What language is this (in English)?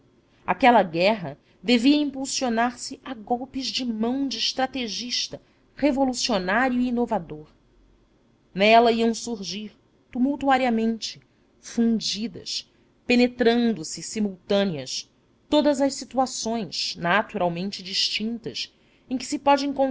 Portuguese